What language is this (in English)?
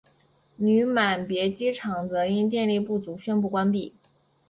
Chinese